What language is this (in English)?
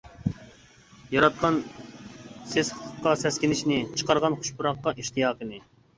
Uyghur